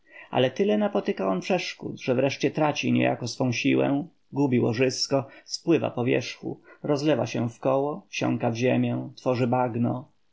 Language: Polish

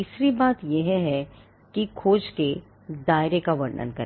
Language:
Hindi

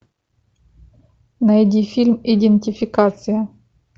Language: Russian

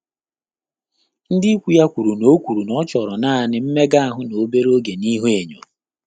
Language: Igbo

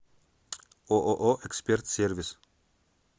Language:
Russian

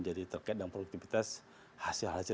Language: Indonesian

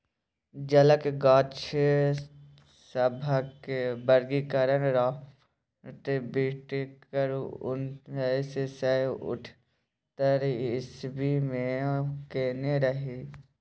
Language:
Maithili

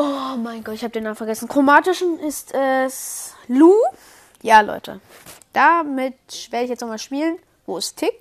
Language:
German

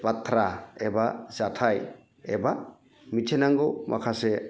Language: Bodo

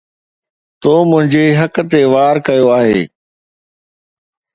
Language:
Sindhi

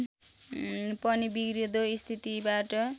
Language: Nepali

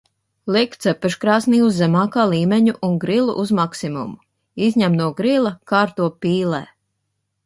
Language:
Latvian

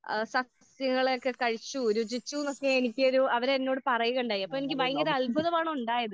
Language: Malayalam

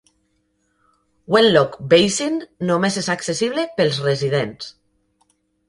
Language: Catalan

